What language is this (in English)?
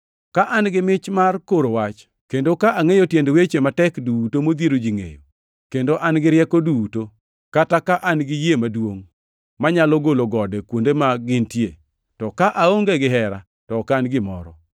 Luo (Kenya and Tanzania)